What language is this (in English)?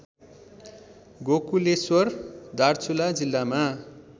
Nepali